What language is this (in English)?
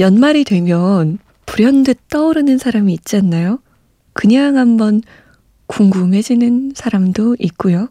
Korean